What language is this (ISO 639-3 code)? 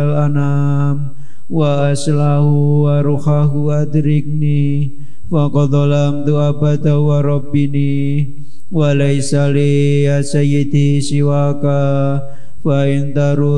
ind